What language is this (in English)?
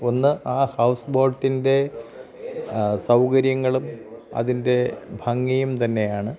Malayalam